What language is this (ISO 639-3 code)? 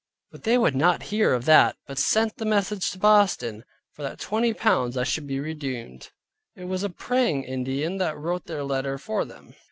eng